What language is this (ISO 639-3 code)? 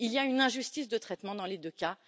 fra